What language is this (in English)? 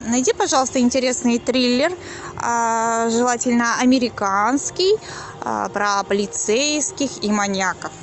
Russian